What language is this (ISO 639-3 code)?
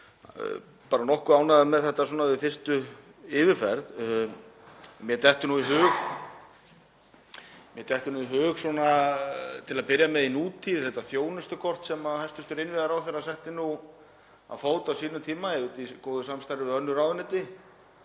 isl